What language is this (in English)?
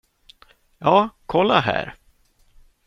Swedish